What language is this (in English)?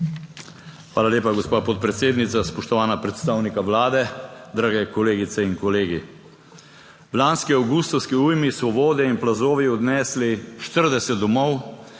Slovenian